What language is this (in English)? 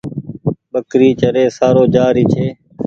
Goaria